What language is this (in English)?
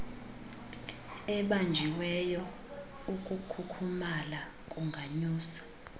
Xhosa